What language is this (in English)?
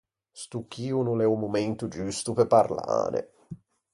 Ligurian